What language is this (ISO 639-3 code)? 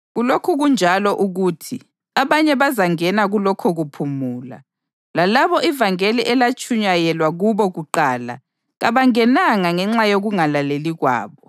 nde